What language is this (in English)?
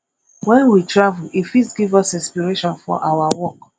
Nigerian Pidgin